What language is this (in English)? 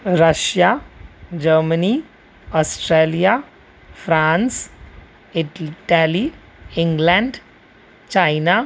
Sindhi